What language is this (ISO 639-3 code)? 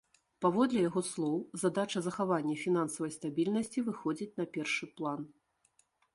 bel